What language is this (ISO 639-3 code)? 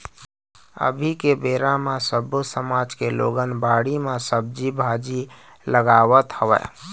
hne